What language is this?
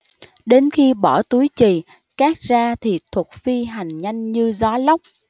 Vietnamese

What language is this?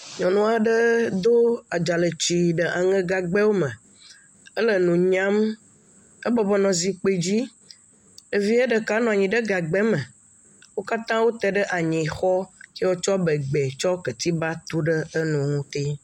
Ewe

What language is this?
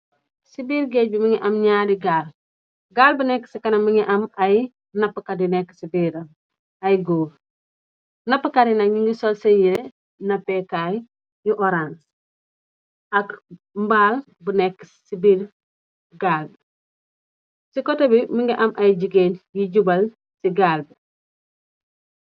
Wolof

